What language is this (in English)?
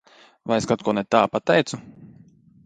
Latvian